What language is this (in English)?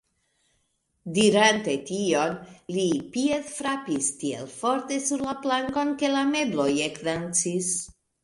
Esperanto